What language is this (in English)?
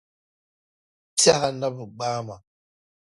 Dagbani